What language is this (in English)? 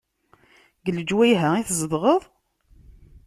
Kabyle